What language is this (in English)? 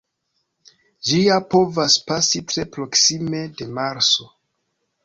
Esperanto